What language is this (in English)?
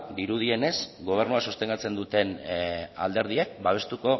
Basque